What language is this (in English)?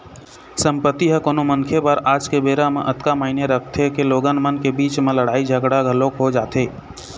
Chhattisgarhi